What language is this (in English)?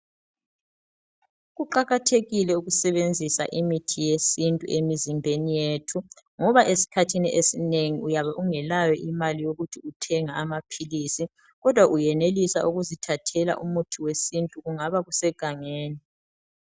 North Ndebele